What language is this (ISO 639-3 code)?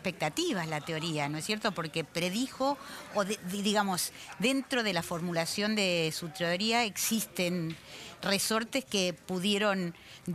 spa